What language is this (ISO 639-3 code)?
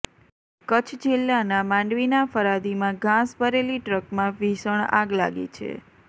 guj